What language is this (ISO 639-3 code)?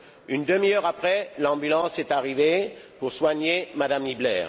fra